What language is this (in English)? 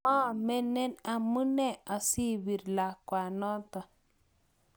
Kalenjin